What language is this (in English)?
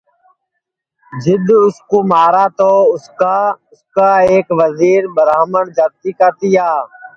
Sansi